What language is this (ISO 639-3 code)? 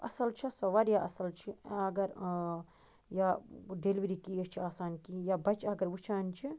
kas